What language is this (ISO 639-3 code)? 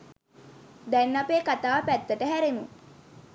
sin